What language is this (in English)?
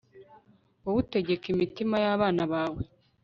Kinyarwanda